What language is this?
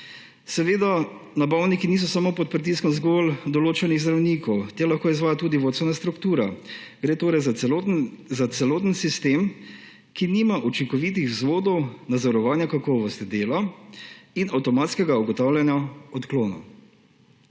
Slovenian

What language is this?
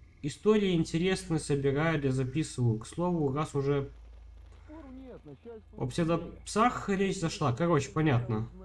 Russian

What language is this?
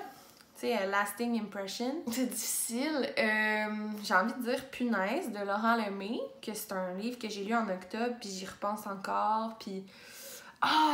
French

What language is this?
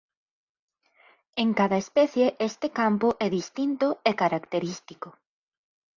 Galician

